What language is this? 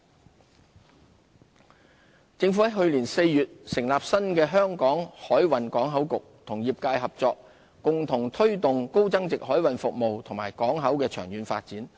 Cantonese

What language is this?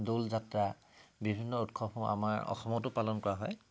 Assamese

